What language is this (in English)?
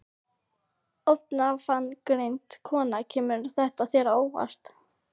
Icelandic